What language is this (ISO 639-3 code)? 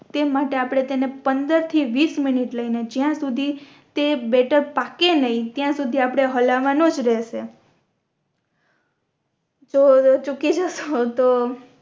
guj